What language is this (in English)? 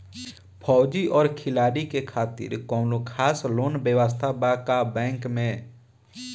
Bhojpuri